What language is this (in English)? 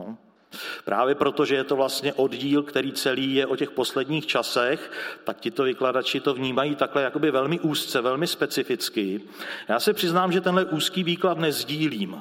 Czech